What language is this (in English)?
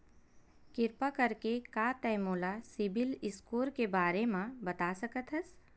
Chhattisgarhi